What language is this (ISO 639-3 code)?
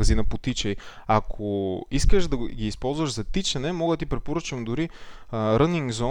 bul